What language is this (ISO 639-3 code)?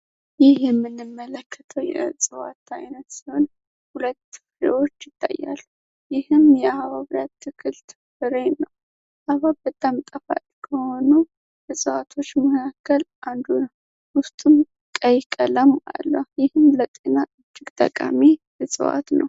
amh